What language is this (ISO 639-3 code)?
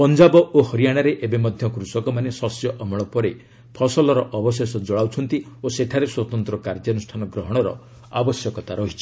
ori